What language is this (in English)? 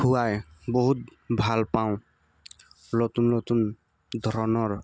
Assamese